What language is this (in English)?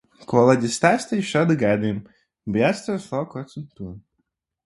Latvian